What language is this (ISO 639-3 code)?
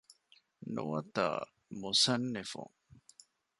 div